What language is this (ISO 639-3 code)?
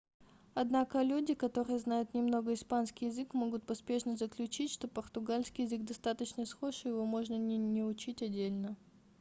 rus